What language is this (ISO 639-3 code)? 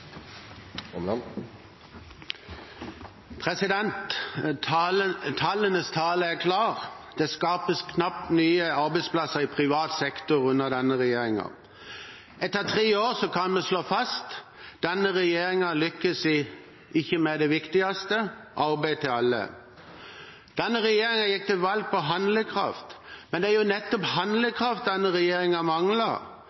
nor